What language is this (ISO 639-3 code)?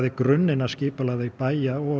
isl